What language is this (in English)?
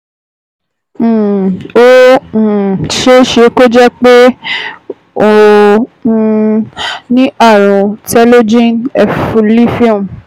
Yoruba